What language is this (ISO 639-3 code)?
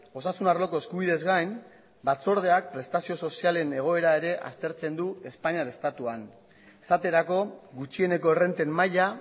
eus